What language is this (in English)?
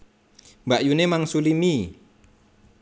Javanese